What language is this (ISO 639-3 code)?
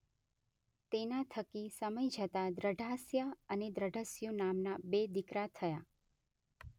guj